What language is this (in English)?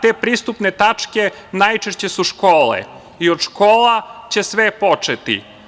Serbian